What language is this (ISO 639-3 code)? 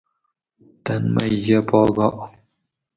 gwc